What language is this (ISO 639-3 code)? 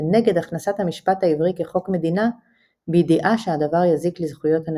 heb